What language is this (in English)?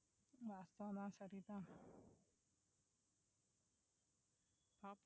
Tamil